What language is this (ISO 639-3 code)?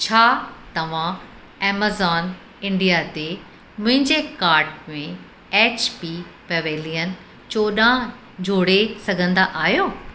snd